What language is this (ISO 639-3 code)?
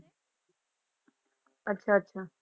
pan